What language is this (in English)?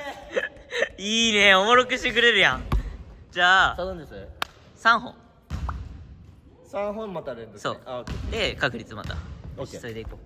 Japanese